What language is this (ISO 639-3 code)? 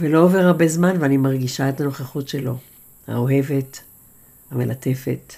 heb